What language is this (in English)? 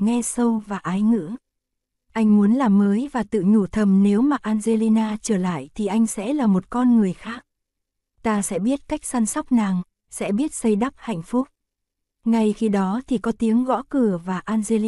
Vietnamese